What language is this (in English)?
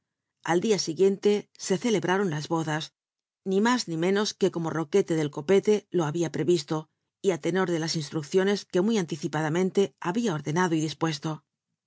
Spanish